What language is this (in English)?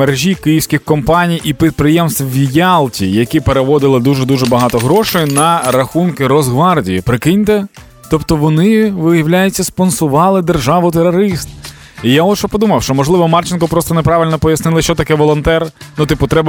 Ukrainian